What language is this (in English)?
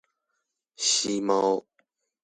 Chinese